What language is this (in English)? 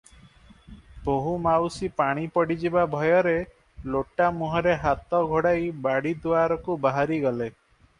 Odia